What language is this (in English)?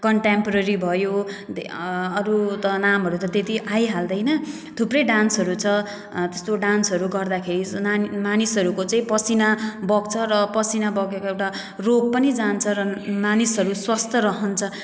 Nepali